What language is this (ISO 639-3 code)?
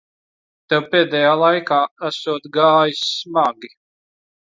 lav